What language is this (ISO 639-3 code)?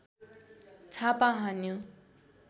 nep